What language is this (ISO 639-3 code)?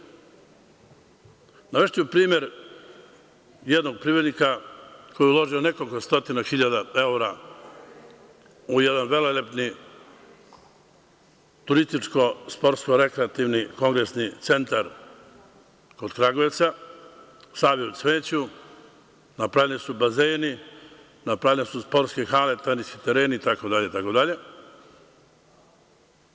srp